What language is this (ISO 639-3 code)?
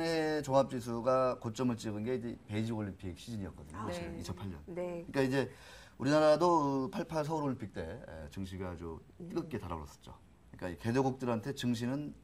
kor